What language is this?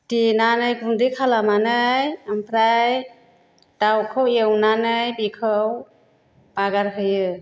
Bodo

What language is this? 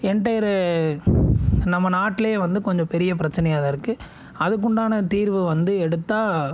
Tamil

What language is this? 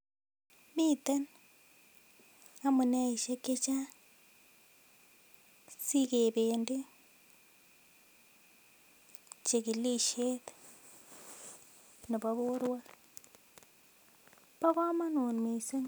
Kalenjin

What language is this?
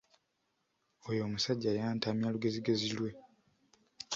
Ganda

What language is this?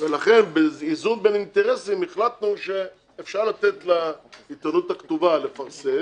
Hebrew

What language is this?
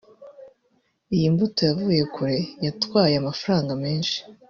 Kinyarwanda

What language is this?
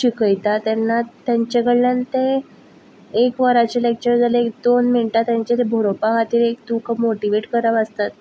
Konkani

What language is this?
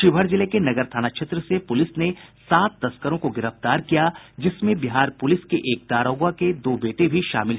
Hindi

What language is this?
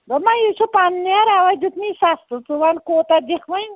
Kashmiri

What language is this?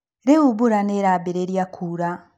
Kikuyu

